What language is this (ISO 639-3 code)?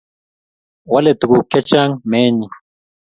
kln